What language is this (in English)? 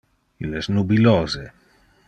Interlingua